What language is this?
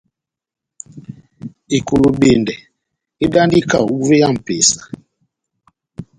Batanga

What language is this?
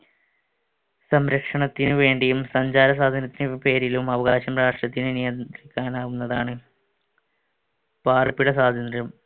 Malayalam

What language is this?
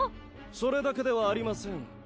Japanese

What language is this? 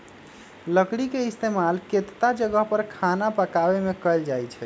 Magahi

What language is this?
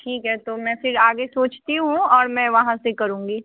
Hindi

